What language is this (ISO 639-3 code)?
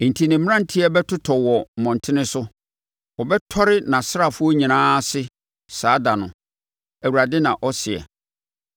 aka